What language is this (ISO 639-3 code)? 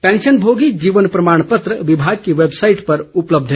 hin